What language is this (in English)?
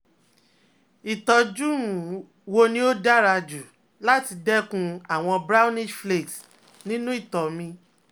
Yoruba